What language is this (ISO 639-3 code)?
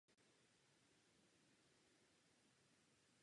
ces